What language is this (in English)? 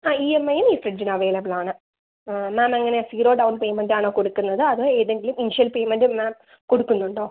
Malayalam